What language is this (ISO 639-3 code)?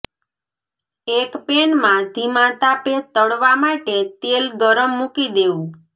guj